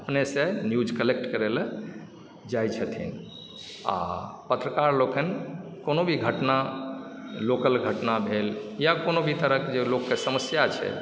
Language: Maithili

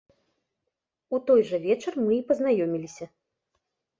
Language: Belarusian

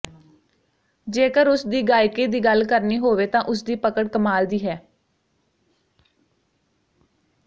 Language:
Punjabi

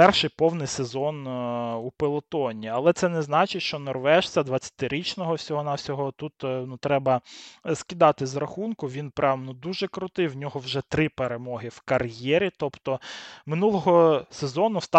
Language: Ukrainian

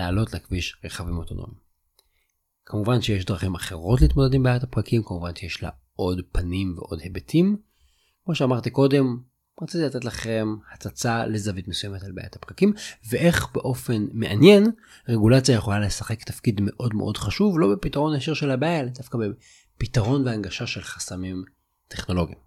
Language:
Hebrew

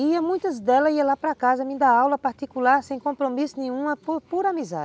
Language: Portuguese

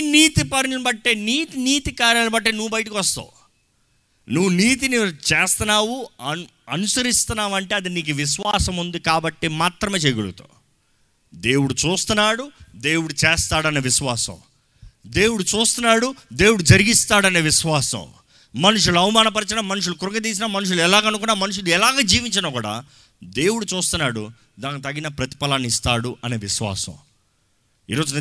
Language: Telugu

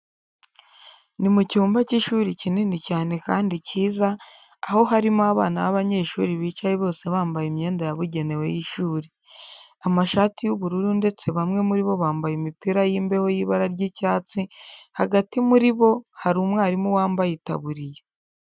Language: Kinyarwanda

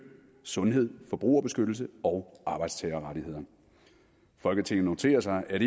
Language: Danish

